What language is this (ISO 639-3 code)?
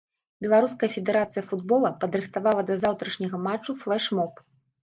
bel